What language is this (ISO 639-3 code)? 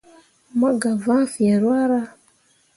mua